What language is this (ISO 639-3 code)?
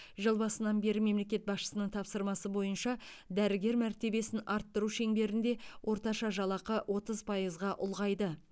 kaz